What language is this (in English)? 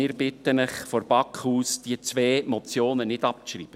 Swiss German